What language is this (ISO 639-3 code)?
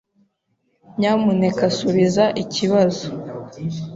kin